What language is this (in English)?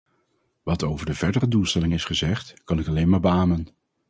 Dutch